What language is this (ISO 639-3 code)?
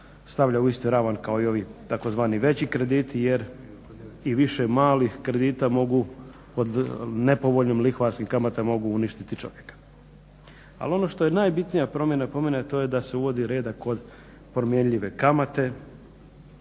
hrv